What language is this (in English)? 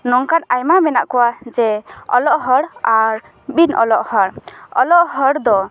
Santali